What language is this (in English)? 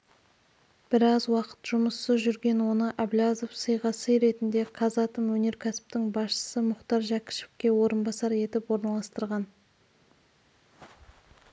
Kazakh